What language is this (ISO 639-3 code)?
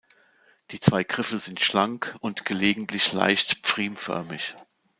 deu